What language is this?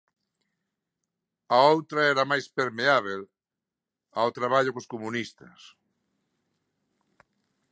Galician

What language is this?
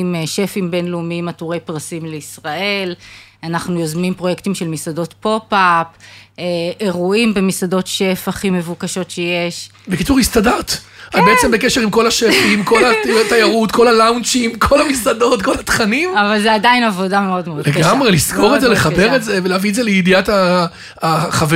Hebrew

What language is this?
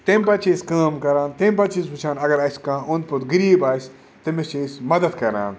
Kashmiri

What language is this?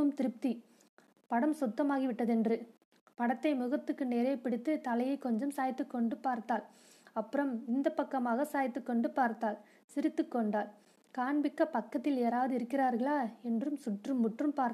Tamil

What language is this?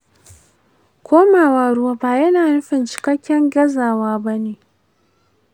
Hausa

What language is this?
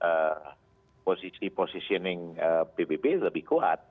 Indonesian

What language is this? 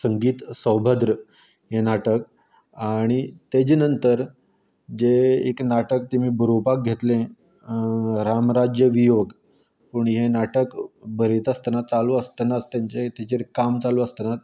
Konkani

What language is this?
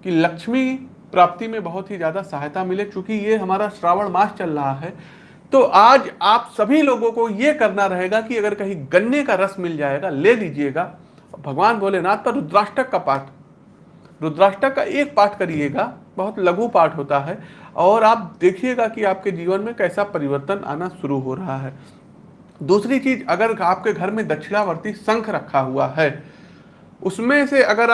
Hindi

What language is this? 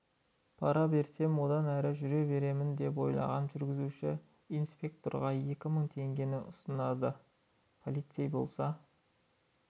Kazakh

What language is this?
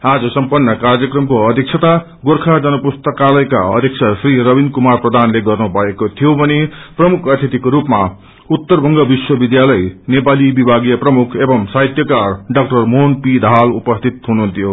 Nepali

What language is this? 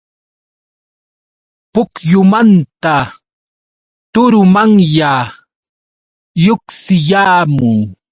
Yauyos Quechua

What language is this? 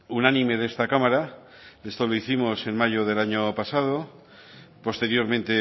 Spanish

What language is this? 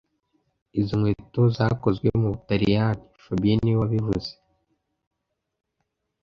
Kinyarwanda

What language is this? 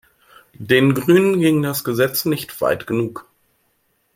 German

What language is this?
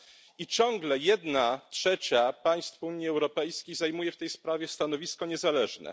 Polish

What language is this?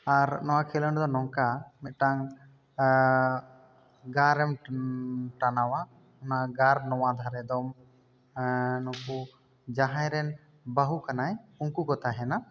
Santali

